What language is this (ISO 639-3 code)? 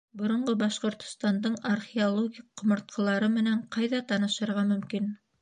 bak